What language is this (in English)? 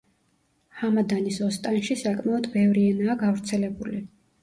Georgian